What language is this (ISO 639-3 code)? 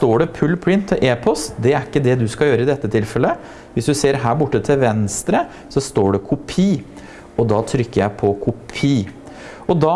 nor